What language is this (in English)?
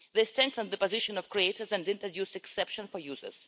English